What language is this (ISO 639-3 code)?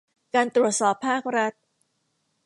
tha